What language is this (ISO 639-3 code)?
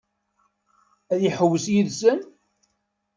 kab